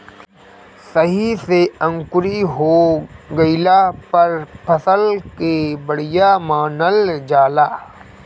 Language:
Bhojpuri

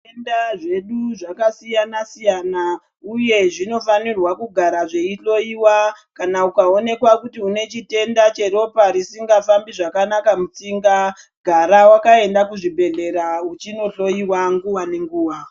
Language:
Ndau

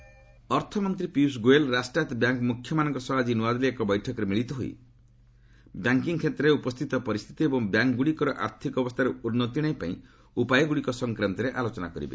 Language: Odia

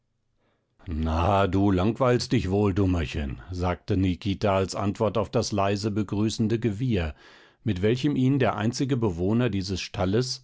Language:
German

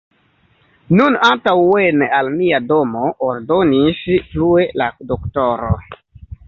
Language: Esperanto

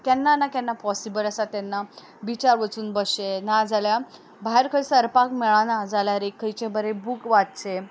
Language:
Konkani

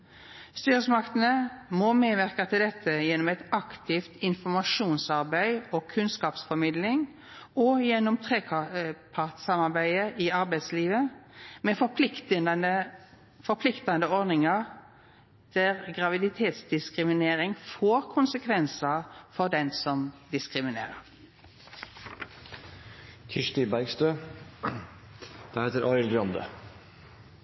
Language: Norwegian Nynorsk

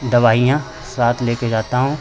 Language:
Hindi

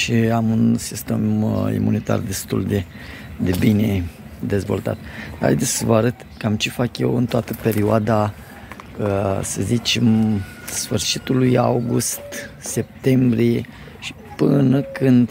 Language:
Romanian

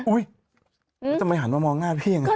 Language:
Thai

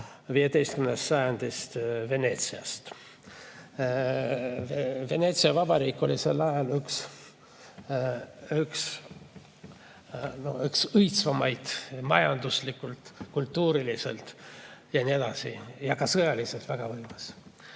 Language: Estonian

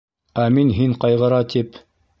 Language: Bashkir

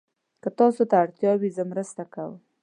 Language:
Pashto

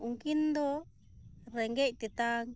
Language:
Santali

